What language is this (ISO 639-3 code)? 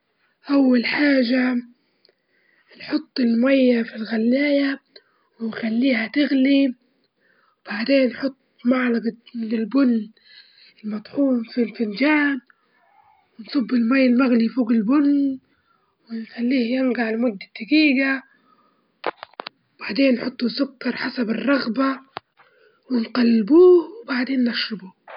ayl